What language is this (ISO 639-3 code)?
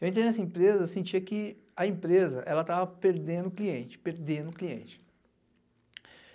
por